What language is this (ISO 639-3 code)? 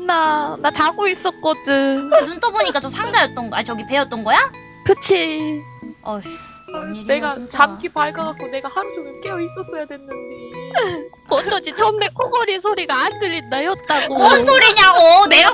kor